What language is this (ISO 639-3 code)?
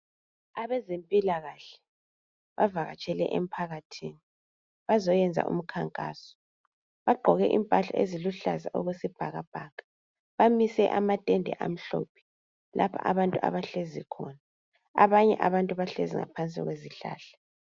nde